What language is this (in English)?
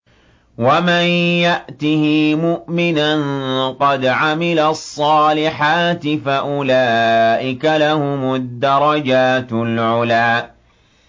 Arabic